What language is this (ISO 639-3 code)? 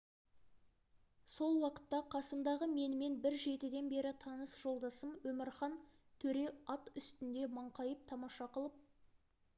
kaz